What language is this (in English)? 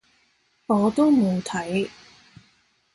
Cantonese